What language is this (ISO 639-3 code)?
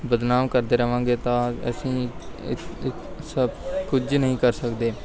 pan